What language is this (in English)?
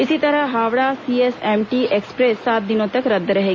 Hindi